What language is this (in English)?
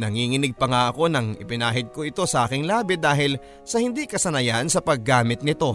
Filipino